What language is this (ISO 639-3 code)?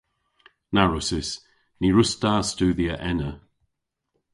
cor